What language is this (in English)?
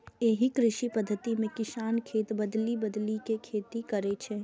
Maithili